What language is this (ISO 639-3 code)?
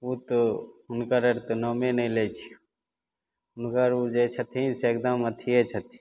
mai